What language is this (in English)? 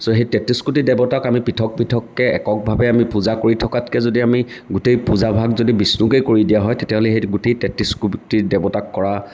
Assamese